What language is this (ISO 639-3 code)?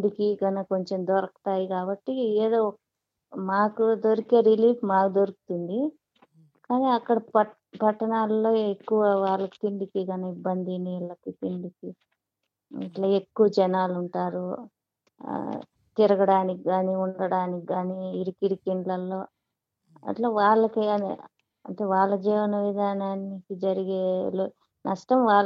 tel